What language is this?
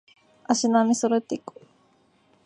Japanese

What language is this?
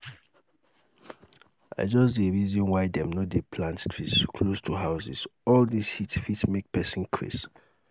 Nigerian Pidgin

